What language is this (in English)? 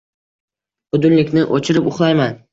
Uzbek